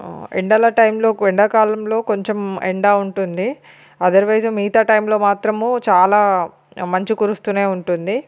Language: Telugu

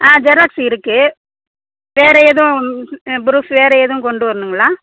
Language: Tamil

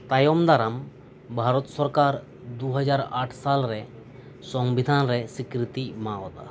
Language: Santali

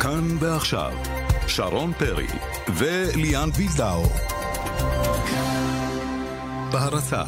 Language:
Hebrew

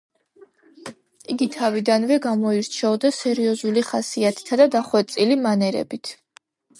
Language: Georgian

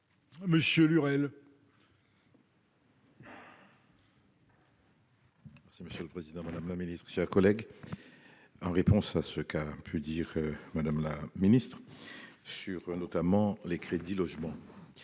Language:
French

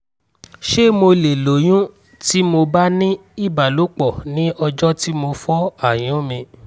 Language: Yoruba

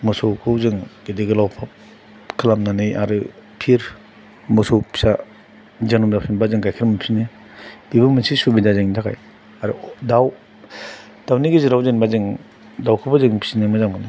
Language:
Bodo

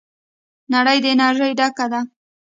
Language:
Pashto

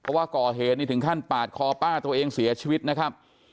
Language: Thai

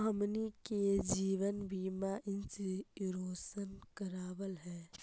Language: Magahi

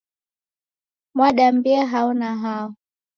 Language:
Taita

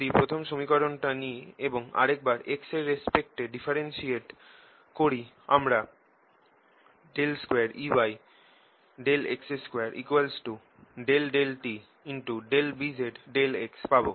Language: Bangla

